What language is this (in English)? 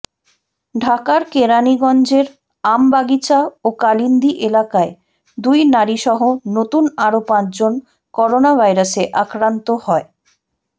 Bangla